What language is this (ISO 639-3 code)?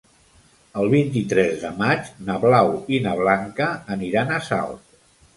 cat